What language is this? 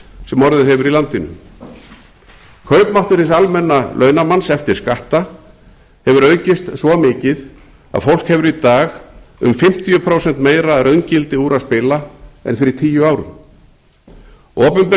Icelandic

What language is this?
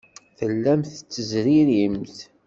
Kabyle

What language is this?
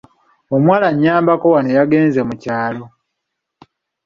Ganda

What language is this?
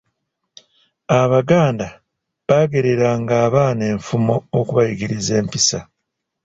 Ganda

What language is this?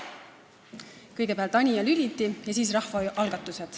Estonian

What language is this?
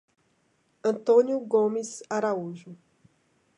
Portuguese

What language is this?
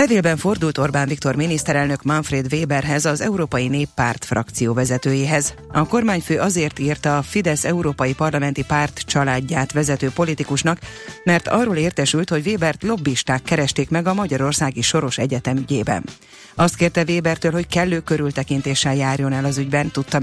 Hungarian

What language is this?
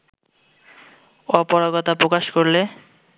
Bangla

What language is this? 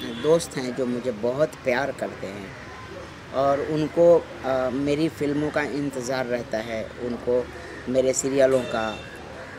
Hindi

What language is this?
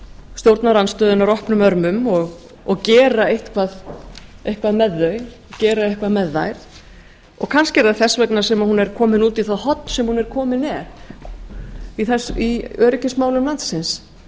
Icelandic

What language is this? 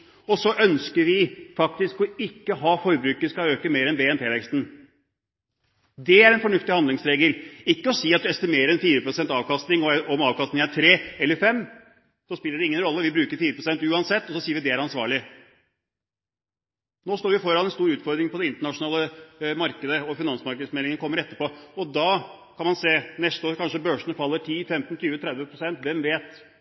Norwegian Bokmål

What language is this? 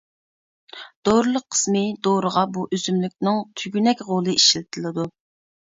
Uyghur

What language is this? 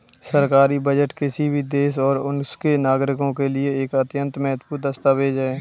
Hindi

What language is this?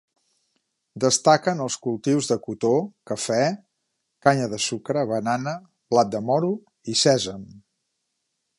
Catalan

